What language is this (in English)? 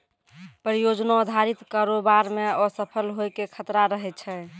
Maithili